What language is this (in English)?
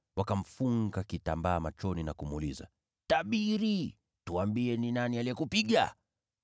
Swahili